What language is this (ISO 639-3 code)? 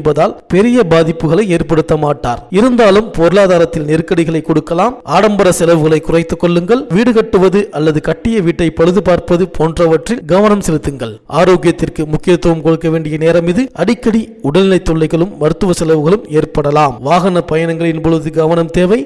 ind